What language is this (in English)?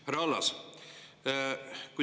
Estonian